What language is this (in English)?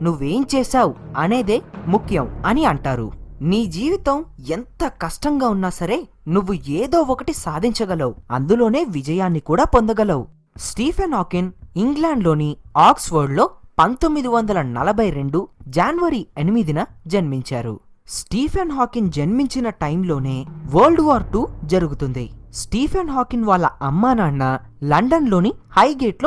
Telugu